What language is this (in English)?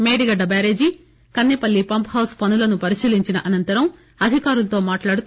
Telugu